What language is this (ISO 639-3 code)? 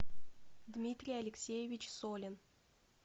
rus